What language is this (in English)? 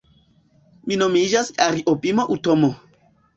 Esperanto